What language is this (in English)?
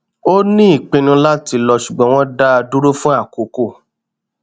Yoruba